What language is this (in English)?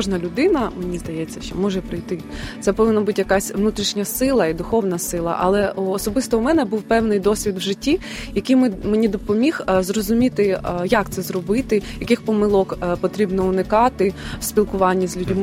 Ukrainian